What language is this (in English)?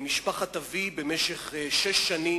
Hebrew